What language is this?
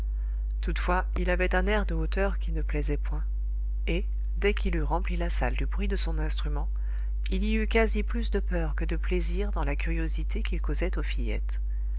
French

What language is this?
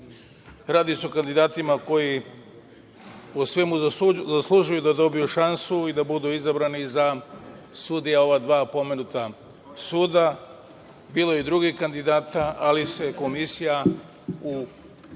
Serbian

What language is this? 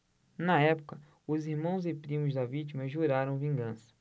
Portuguese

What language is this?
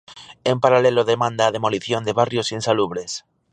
Galician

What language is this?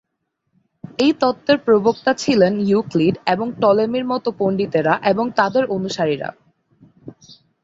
Bangla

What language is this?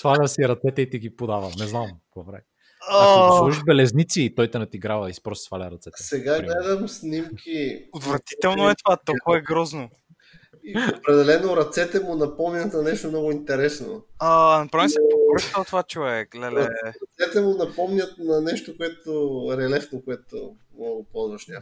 Bulgarian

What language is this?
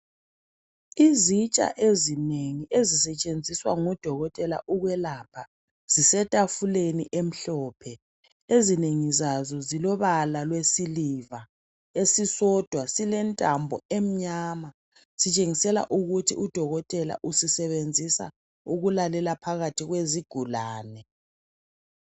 North Ndebele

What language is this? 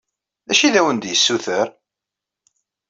Kabyle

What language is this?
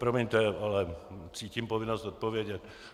Czech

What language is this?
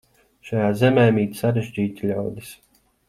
Latvian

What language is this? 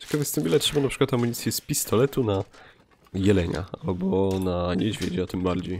Polish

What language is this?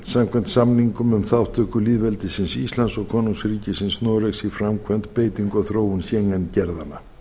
Icelandic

